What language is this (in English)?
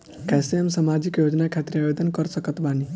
Bhojpuri